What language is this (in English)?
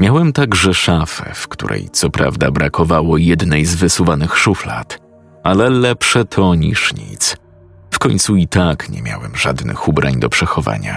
Polish